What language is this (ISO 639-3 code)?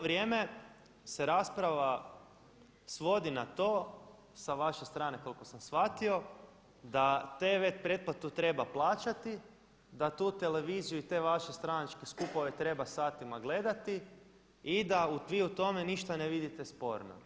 hrv